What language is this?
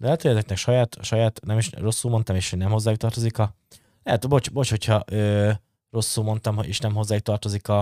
Hungarian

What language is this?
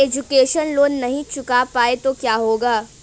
Hindi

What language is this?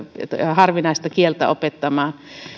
Finnish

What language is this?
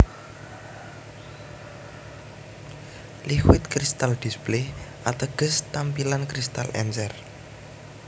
Javanese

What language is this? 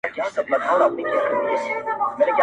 Pashto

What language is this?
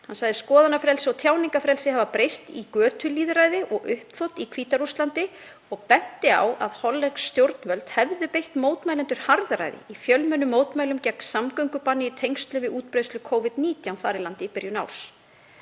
Icelandic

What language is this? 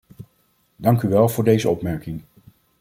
Dutch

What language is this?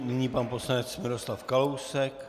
Czech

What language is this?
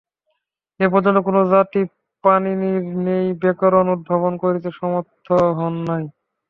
Bangla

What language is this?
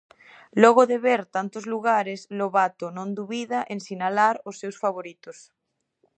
Galician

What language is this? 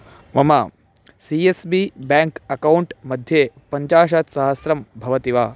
Sanskrit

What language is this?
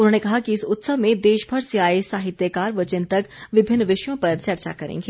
Hindi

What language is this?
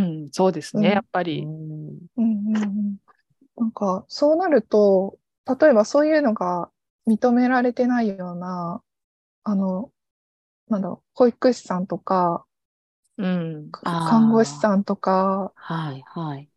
Japanese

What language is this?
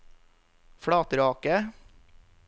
Norwegian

